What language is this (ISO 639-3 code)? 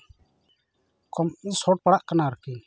sat